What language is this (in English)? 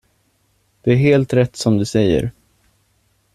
Swedish